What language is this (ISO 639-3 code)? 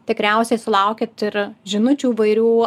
lit